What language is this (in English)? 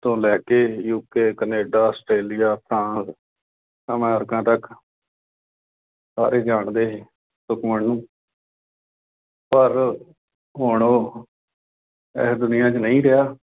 Punjabi